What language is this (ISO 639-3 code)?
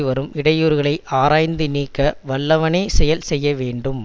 tam